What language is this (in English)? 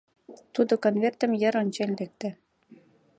Mari